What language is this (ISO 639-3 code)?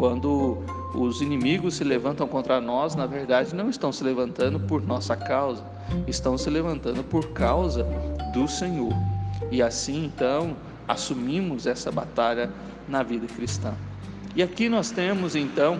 por